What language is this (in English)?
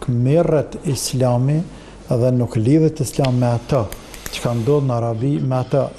Arabic